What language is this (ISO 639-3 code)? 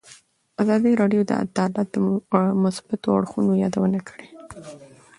pus